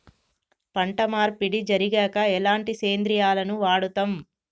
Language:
Telugu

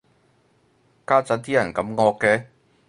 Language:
Cantonese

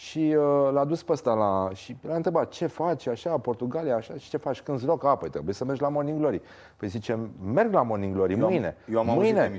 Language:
Romanian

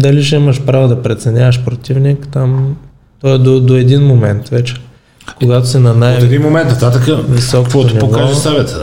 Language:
Bulgarian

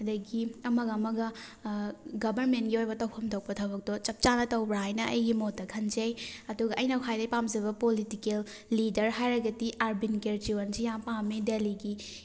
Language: Manipuri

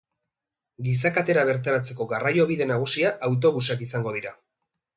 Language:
Basque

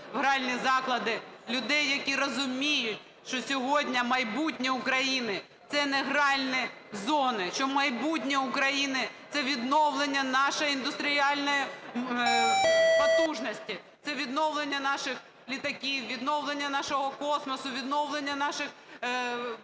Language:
Ukrainian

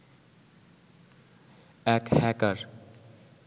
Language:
Bangla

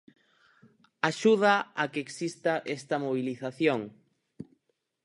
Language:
Galician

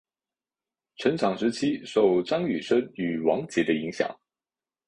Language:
Chinese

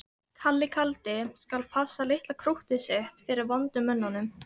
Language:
Icelandic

